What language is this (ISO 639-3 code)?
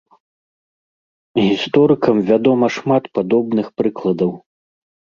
bel